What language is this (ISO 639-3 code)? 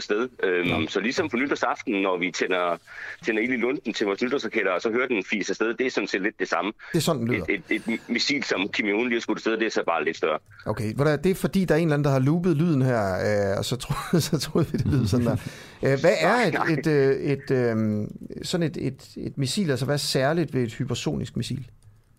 dan